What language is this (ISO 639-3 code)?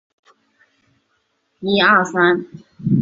zho